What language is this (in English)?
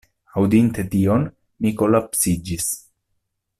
Esperanto